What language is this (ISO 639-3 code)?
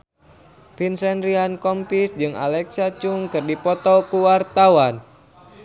sun